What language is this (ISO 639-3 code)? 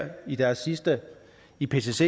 dan